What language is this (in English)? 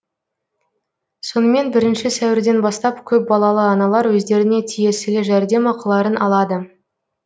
Kazakh